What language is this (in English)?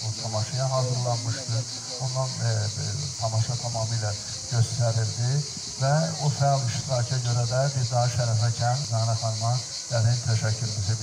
Turkish